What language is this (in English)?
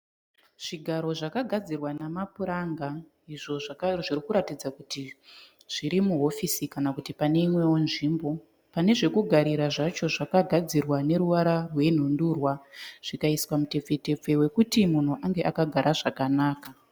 Shona